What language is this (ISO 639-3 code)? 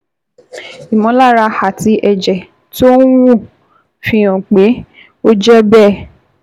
yor